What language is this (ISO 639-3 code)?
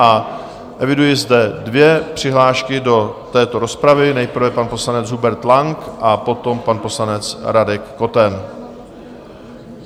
ces